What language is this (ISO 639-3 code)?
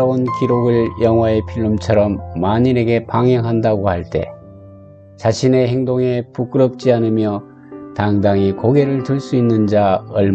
kor